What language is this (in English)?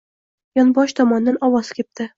Uzbek